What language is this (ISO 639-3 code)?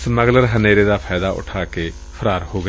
pan